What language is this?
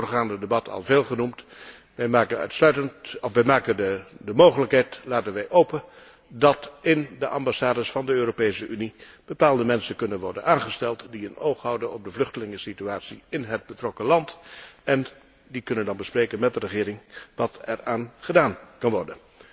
Dutch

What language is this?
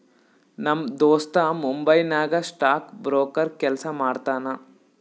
Kannada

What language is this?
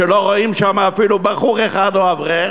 Hebrew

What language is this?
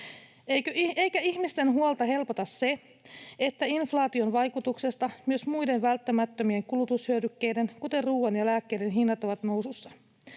Finnish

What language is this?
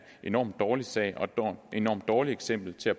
Danish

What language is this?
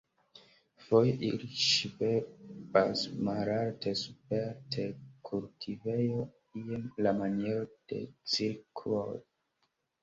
Esperanto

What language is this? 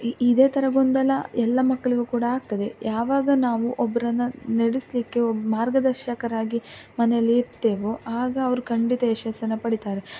Kannada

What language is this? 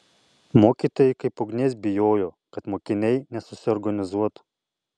Lithuanian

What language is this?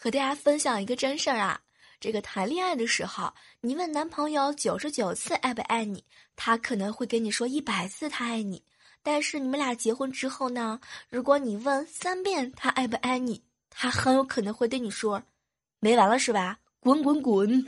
Chinese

